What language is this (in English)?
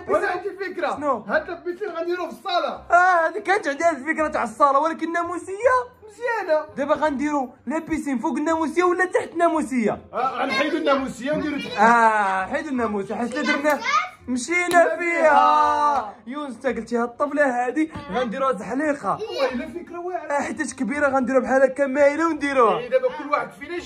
Arabic